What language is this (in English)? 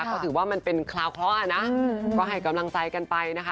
Thai